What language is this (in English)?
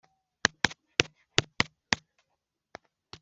Kinyarwanda